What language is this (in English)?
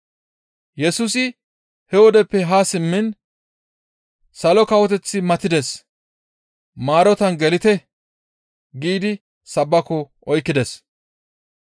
Gamo